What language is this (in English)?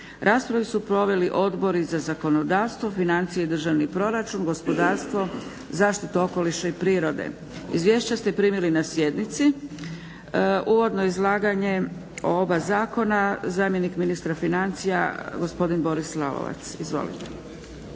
Croatian